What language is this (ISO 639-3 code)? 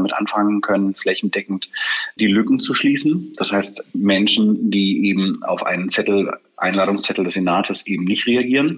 deu